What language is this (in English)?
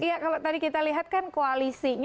Indonesian